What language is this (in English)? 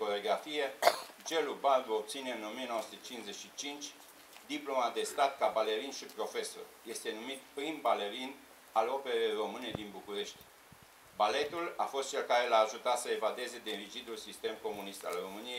Romanian